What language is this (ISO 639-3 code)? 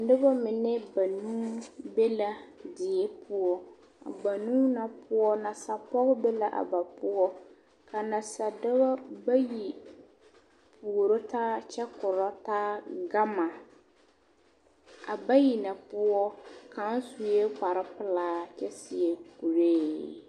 dga